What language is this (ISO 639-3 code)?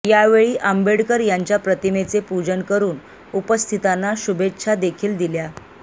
mar